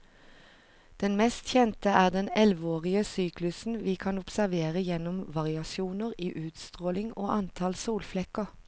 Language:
Norwegian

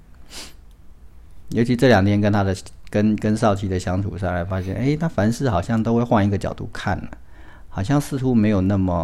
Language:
Chinese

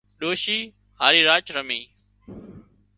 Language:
Wadiyara Koli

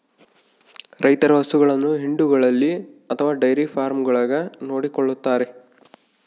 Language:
Kannada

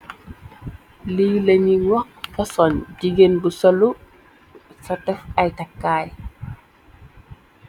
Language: Wolof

